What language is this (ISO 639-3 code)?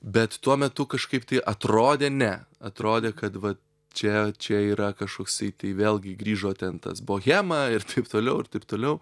lit